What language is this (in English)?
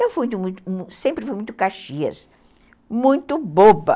Portuguese